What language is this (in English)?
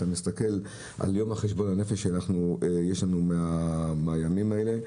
Hebrew